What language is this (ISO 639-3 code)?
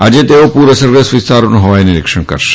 guj